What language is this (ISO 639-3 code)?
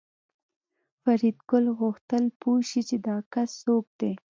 pus